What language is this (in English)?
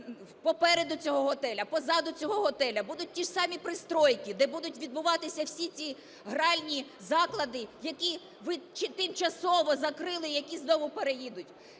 Ukrainian